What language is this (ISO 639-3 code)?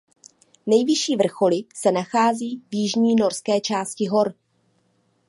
ces